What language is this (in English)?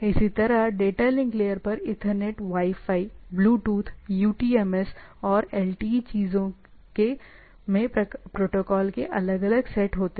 Hindi